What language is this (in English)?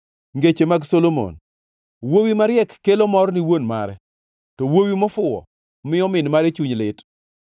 Luo (Kenya and Tanzania)